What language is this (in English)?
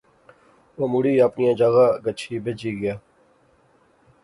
Pahari-Potwari